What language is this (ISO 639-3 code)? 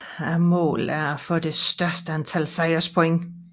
dan